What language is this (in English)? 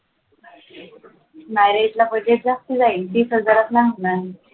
Marathi